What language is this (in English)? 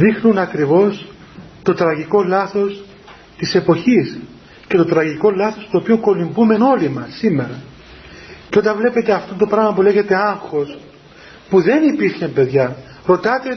Greek